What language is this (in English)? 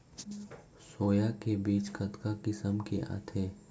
Chhattisgarhi